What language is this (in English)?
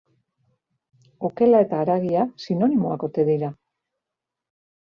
Basque